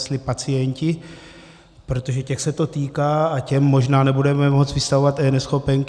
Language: Czech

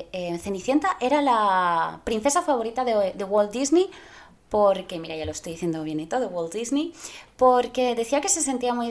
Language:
Spanish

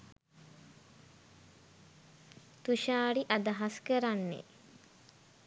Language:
Sinhala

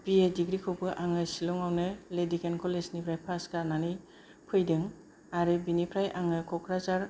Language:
Bodo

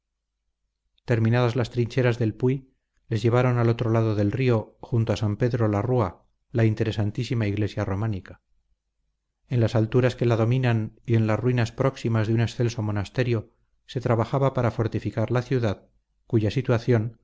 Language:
Spanish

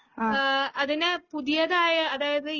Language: Malayalam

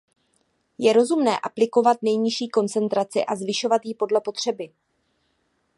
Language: Czech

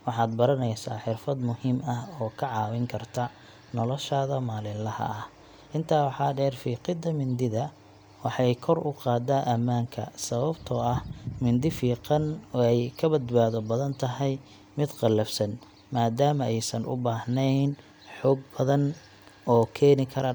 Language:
Somali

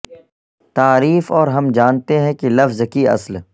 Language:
Urdu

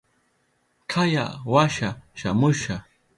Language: Southern Pastaza Quechua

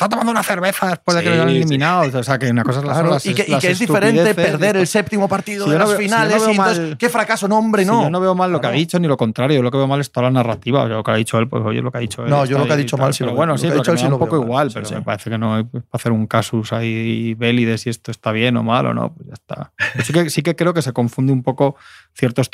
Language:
Spanish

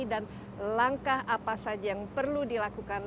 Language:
Indonesian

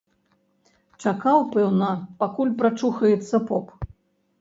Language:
Belarusian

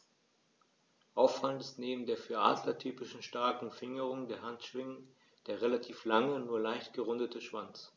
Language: German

